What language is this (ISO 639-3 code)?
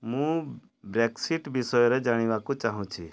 ori